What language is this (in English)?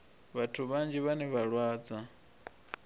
Venda